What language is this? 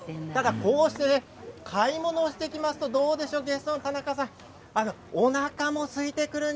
Japanese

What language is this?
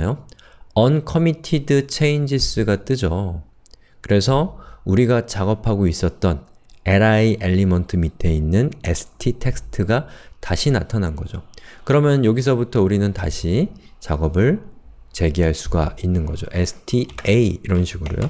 Korean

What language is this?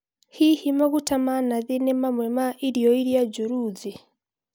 Kikuyu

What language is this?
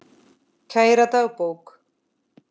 Icelandic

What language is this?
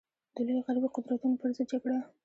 Pashto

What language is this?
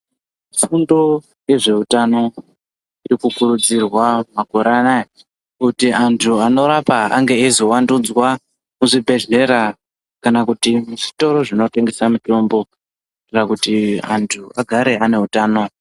Ndau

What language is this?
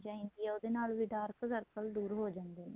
Punjabi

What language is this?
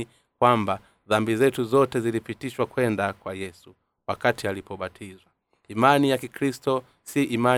Swahili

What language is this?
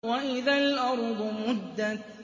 Arabic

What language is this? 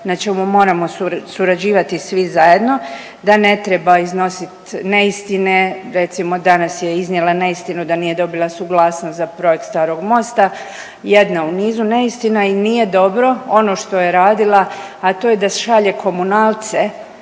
Croatian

